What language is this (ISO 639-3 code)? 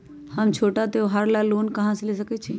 mag